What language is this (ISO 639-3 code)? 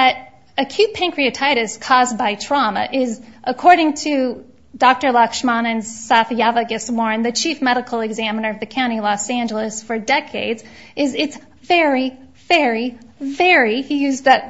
eng